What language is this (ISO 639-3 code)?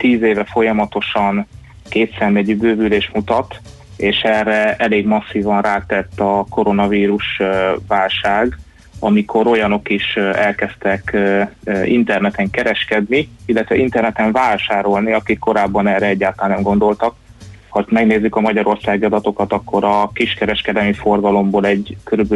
hun